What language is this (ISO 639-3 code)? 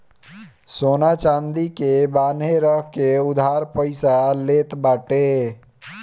bho